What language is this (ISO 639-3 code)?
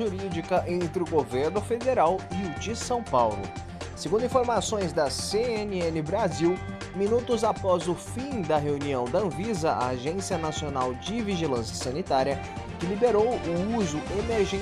por